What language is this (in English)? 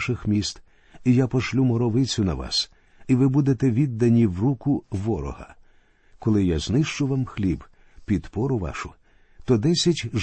Ukrainian